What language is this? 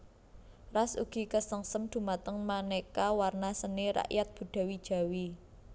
Javanese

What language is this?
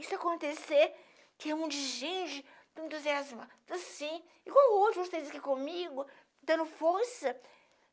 Portuguese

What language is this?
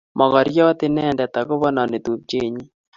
Kalenjin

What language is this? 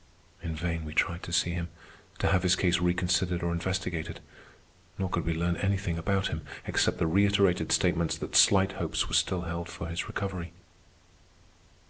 English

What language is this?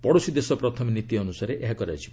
Odia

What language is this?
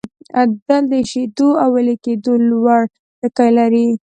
Pashto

